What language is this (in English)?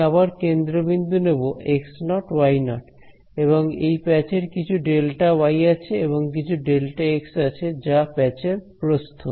Bangla